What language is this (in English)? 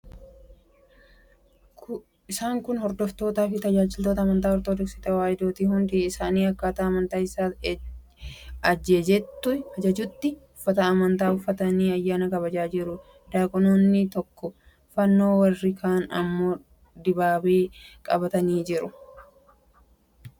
Oromo